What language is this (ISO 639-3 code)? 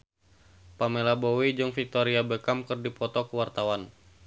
sun